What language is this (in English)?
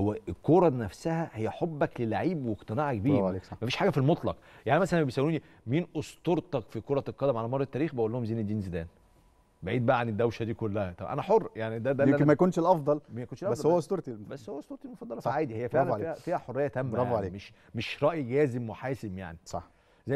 Arabic